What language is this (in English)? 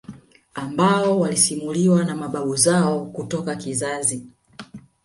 Swahili